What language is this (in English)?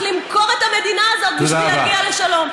Hebrew